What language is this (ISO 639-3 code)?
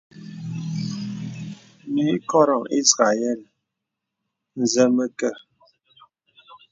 beb